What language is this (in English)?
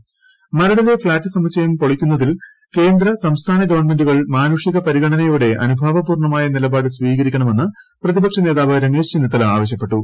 Malayalam